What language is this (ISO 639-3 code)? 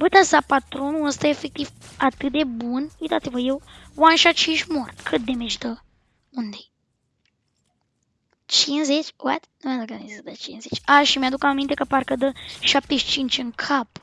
ron